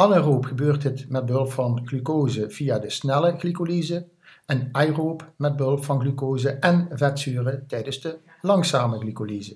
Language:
Dutch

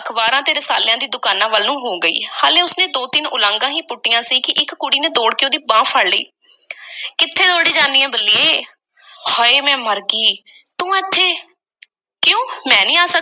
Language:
Punjabi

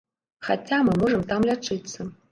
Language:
Belarusian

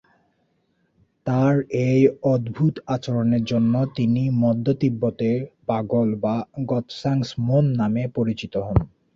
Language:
Bangla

